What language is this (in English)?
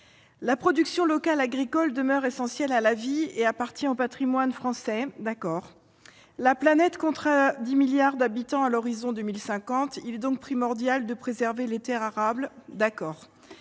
French